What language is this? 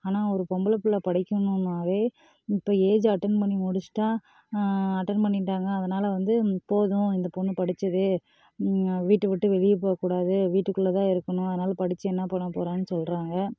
Tamil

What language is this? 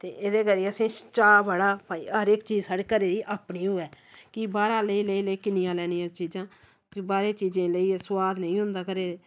Dogri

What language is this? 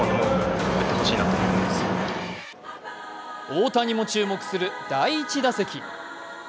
Japanese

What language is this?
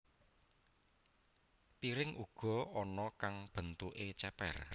Javanese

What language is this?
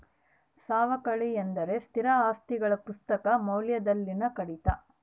Kannada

